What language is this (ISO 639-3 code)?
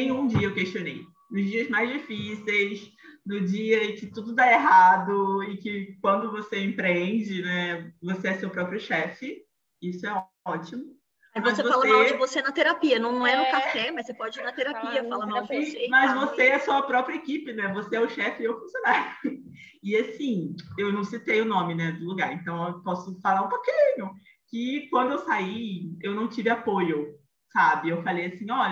por